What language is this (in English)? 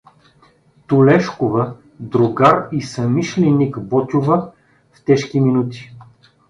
Bulgarian